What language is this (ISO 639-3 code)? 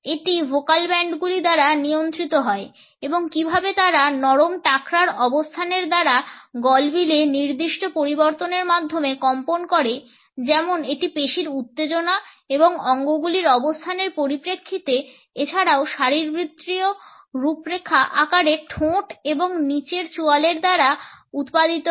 ben